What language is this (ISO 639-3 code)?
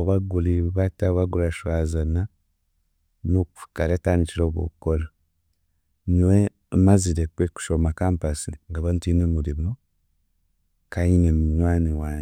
cgg